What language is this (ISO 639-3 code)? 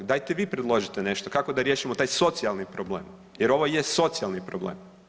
hrv